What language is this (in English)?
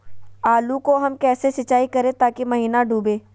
Magahi